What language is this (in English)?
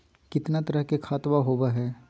Magahi